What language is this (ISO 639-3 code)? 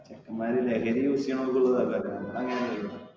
mal